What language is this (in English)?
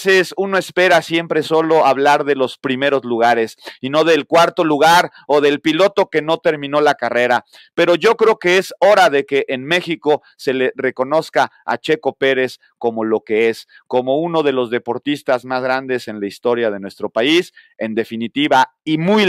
Spanish